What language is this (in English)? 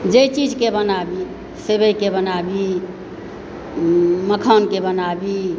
Maithili